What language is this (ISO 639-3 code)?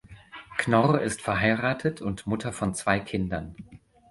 deu